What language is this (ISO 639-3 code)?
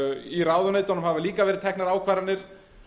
isl